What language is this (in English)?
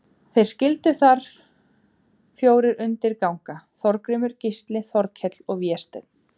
Icelandic